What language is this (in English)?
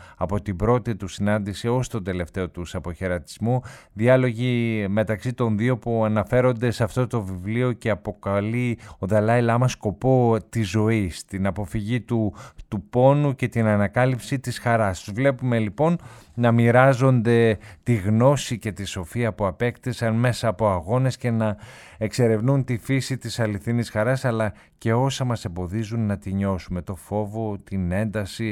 Greek